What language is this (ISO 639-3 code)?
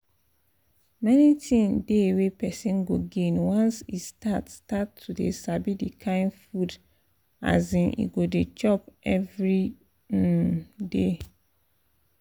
pcm